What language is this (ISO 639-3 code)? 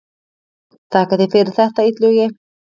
isl